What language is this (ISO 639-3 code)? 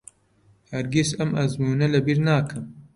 ckb